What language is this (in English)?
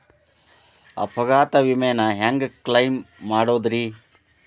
Kannada